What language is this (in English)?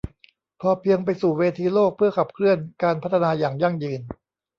Thai